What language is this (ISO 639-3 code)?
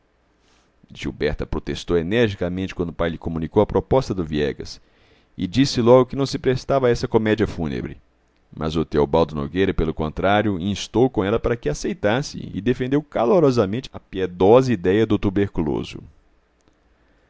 por